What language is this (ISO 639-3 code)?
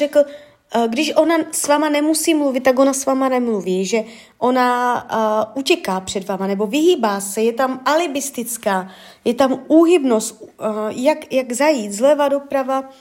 ces